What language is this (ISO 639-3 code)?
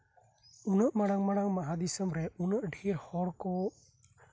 sat